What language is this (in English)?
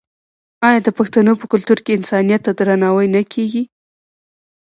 Pashto